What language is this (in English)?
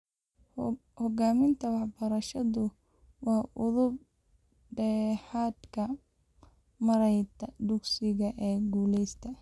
Somali